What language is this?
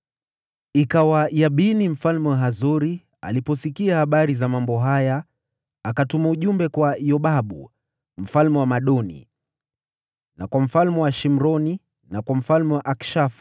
Swahili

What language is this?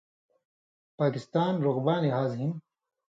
Indus Kohistani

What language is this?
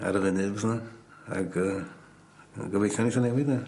Welsh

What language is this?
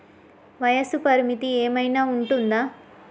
Telugu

